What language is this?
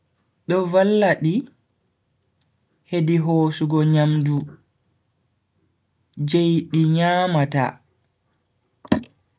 Bagirmi Fulfulde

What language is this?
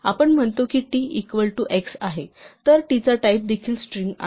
Marathi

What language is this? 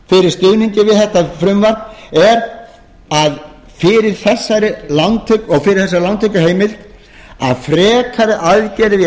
Icelandic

